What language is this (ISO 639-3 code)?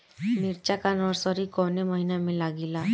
bho